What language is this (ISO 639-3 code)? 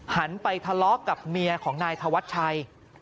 tha